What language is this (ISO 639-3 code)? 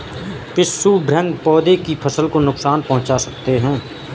hin